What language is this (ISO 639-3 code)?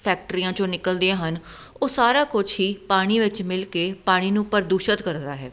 pan